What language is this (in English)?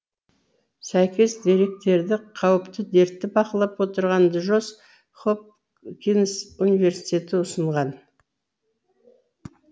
Kazakh